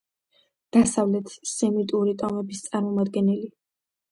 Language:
Georgian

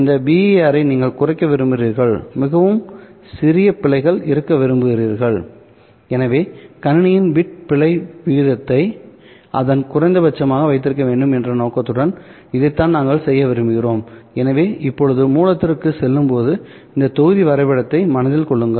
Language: Tamil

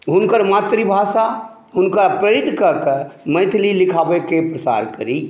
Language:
Maithili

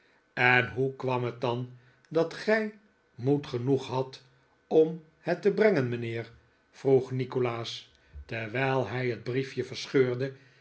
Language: Dutch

